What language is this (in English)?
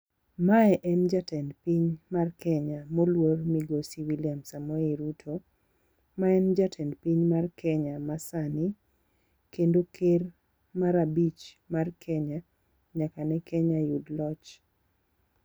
Luo (Kenya and Tanzania)